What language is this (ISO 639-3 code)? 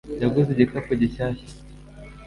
kin